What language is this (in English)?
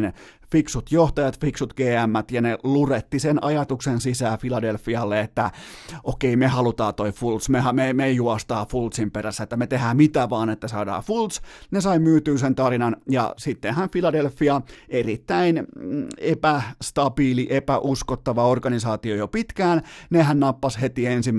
Finnish